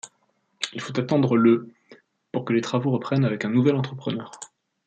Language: French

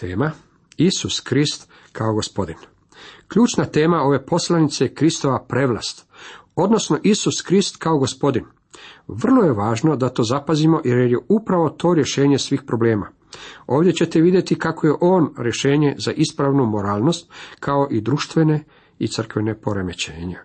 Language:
Croatian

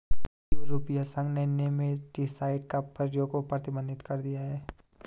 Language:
Hindi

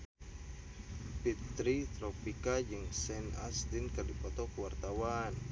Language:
Sundanese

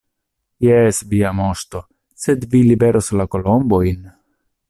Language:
Esperanto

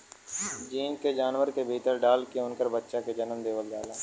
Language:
Bhojpuri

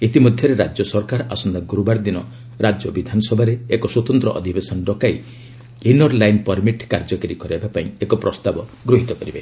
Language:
Odia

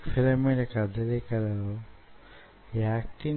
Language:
Telugu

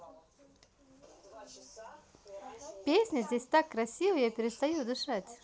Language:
Russian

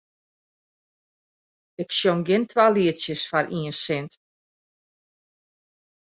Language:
Western Frisian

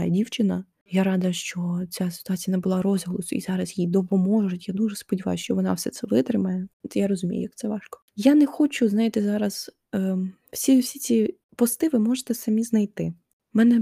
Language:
Ukrainian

